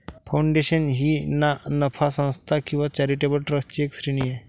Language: Marathi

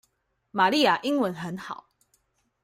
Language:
Chinese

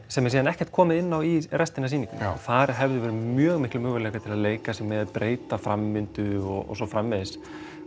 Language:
Icelandic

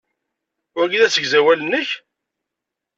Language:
Kabyle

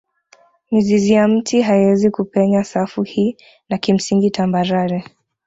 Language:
Swahili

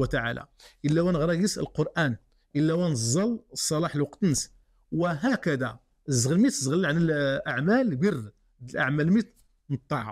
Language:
Arabic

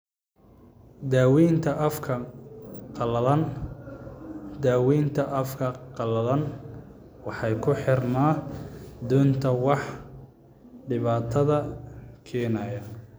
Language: Somali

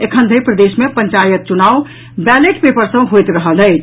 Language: Maithili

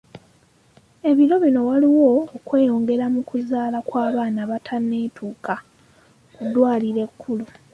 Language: Ganda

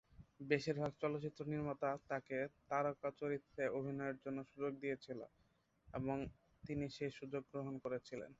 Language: Bangla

